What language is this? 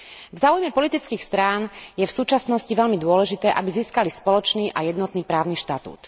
Slovak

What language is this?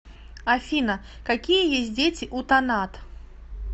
Russian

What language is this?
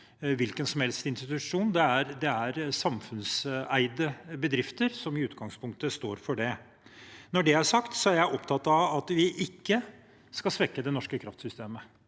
Norwegian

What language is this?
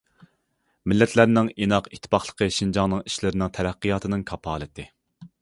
Uyghur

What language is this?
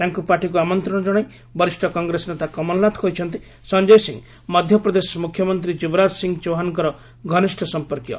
Odia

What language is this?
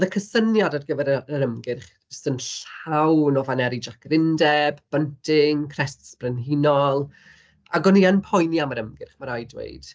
Welsh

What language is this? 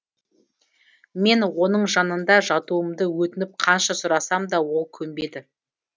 Kazakh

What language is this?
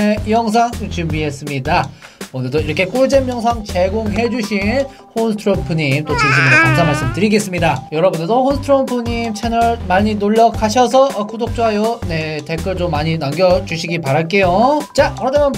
Korean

